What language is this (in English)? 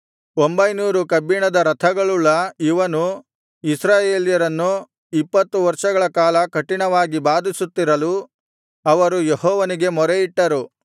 Kannada